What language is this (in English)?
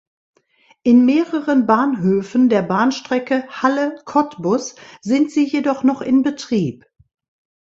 German